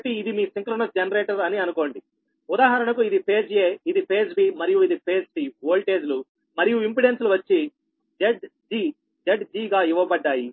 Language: Telugu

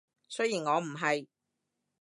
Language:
Cantonese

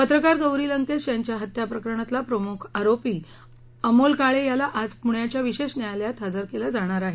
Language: Marathi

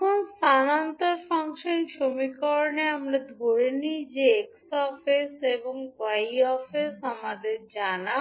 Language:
Bangla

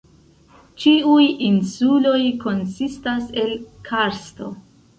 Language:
Esperanto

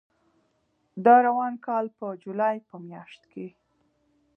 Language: Pashto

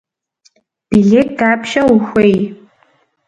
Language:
Kabardian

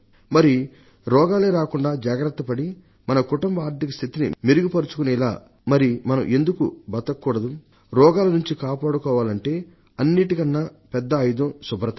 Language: Telugu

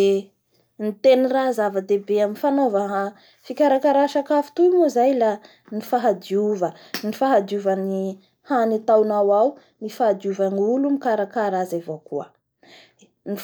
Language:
Bara Malagasy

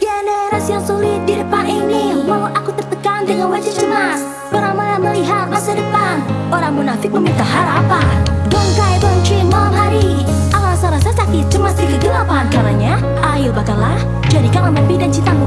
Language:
Indonesian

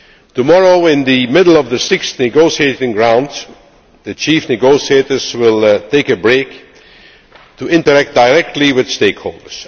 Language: English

